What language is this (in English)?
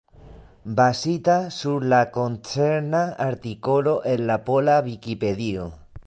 Esperanto